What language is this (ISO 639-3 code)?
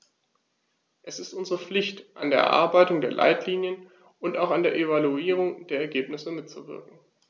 deu